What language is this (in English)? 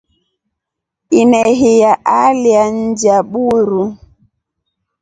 Rombo